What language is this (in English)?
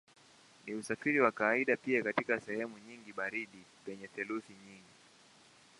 Swahili